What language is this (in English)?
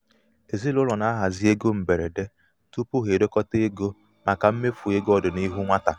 Igbo